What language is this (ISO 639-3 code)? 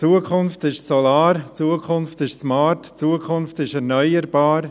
gsw